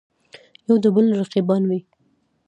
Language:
Pashto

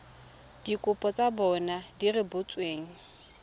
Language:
Tswana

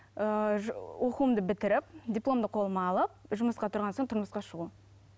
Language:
Kazakh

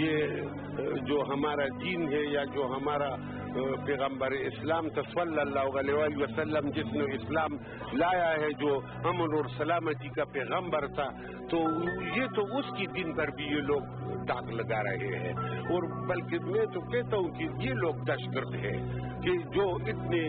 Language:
Hindi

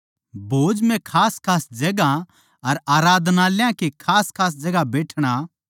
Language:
Haryanvi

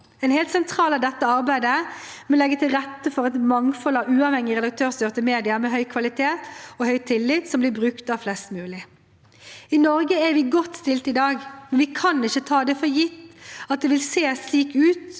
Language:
Norwegian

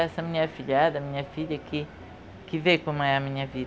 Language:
Portuguese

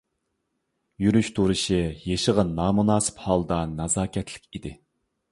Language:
Uyghur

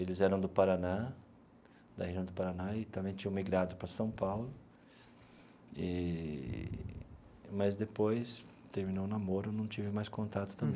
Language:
Portuguese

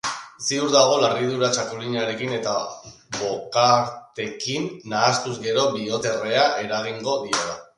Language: Basque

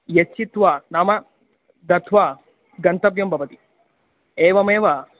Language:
Sanskrit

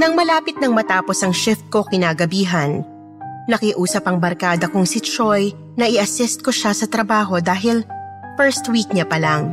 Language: Filipino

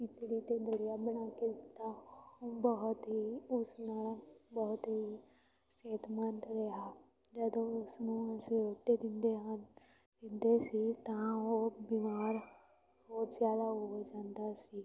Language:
Punjabi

